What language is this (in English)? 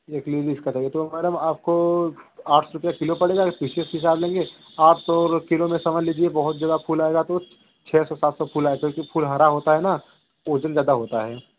Hindi